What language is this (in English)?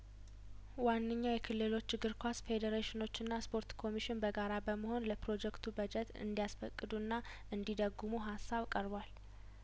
Amharic